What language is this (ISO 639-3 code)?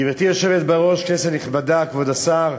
heb